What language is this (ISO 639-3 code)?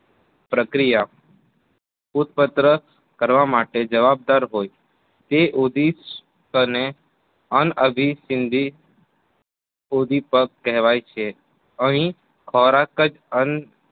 guj